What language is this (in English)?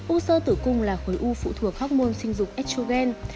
Vietnamese